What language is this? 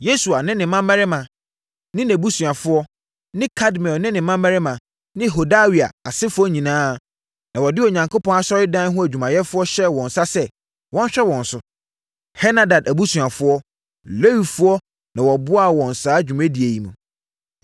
Akan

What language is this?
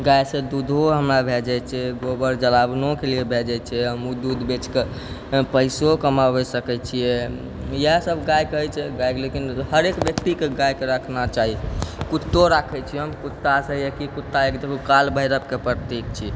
Maithili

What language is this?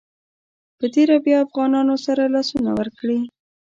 Pashto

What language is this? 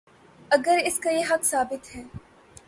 Urdu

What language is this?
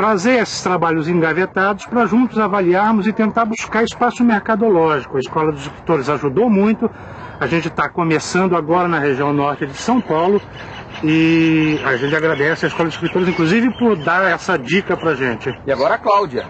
Portuguese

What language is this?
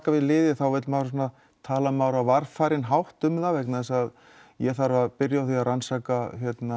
Icelandic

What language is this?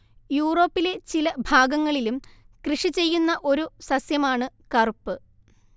Malayalam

